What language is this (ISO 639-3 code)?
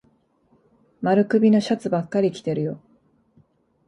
jpn